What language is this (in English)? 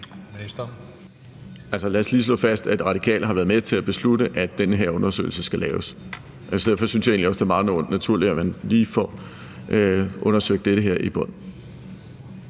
Danish